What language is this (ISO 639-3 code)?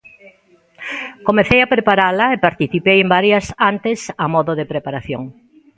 glg